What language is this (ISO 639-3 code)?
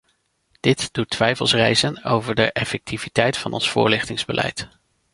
nld